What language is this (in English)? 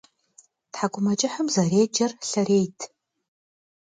Kabardian